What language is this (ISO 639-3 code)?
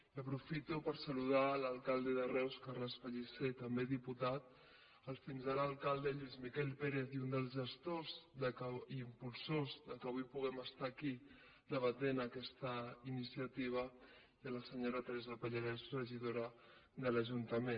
cat